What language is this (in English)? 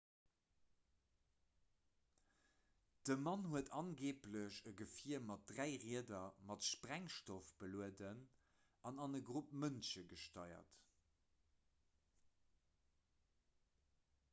Luxembourgish